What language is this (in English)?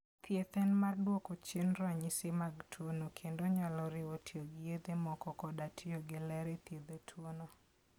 Luo (Kenya and Tanzania)